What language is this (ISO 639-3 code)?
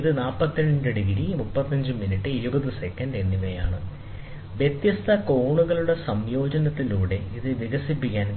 mal